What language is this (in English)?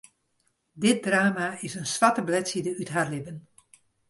Western Frisian